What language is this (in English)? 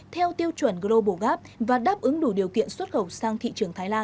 Vietnamese